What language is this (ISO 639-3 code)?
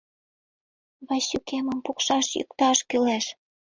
chm